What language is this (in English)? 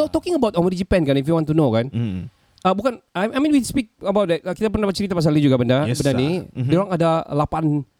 Malay